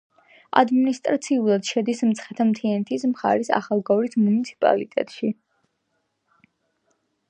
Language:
Georgian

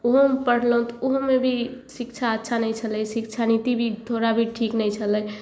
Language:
Maithili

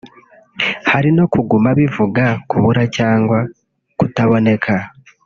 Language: Kinyarwanda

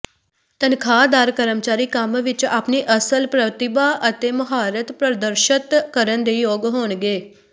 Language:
Punjabi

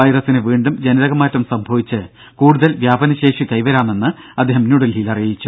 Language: Malayalam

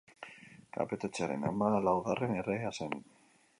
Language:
Basque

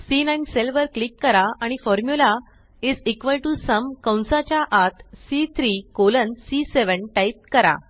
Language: Marathi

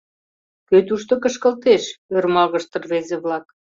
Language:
Mari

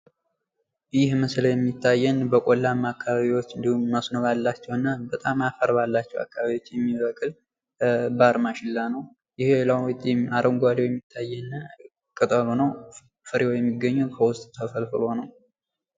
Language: Amharic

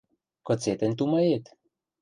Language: Western Mari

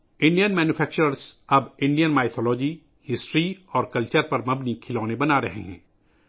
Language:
Urdu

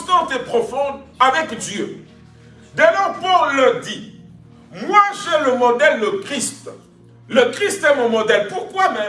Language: French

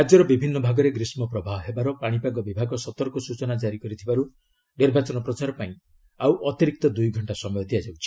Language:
Odia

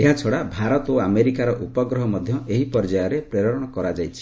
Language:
Odia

